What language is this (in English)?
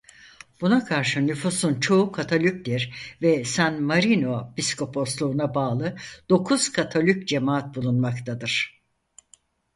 Turkish